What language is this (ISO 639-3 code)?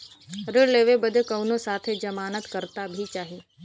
bho